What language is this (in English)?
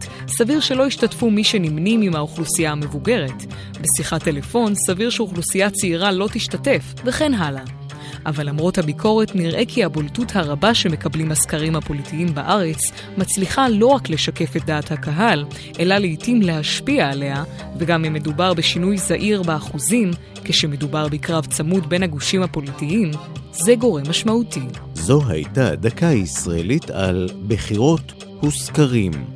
Hebrew